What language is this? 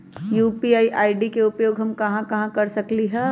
Magahi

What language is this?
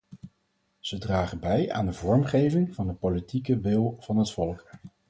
Dutch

